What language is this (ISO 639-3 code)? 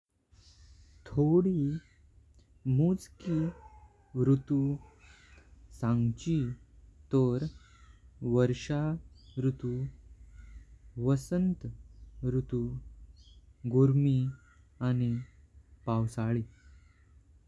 kok